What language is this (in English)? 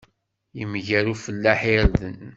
Kabyle